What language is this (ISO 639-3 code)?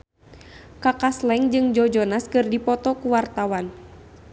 sun